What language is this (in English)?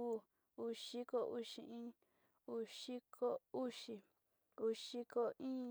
Sinicahua Mixtec